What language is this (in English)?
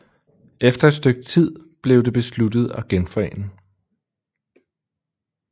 Danish